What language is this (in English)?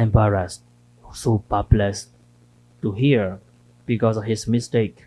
English